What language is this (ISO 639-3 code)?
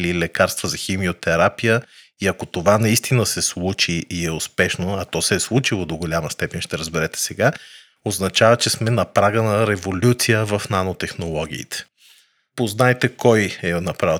bul